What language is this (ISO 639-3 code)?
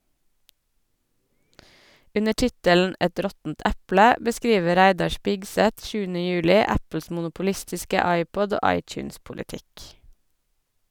nor